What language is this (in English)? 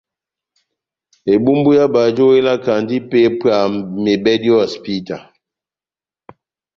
Batanga